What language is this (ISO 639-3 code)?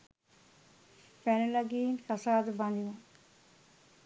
sin